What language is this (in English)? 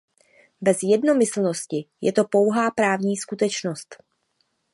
Czech